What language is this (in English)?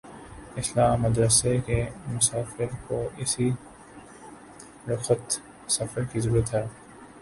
Urdu